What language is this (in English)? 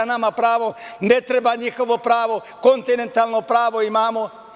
Serbian